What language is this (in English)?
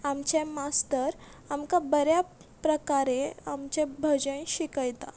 Konkani